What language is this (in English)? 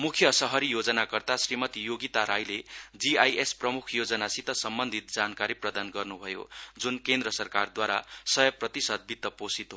Nepali